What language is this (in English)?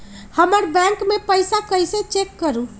Magahi